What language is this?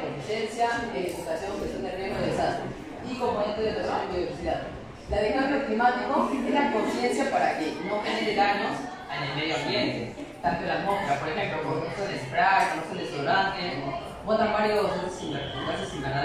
Spanish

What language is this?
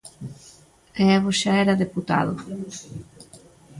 Galician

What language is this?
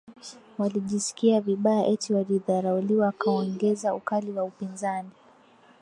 Swahili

